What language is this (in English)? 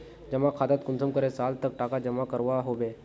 Magahi